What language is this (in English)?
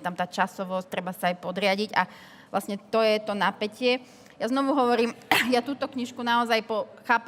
Slovak